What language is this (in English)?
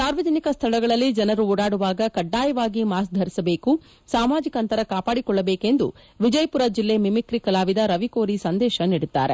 Kannada